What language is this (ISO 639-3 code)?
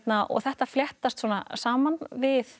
isl